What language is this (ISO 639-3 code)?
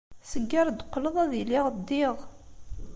kab